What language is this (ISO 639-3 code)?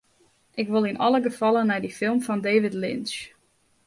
fry